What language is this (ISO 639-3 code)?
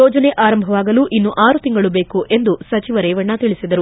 kan